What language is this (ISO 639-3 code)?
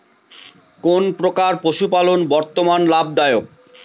ben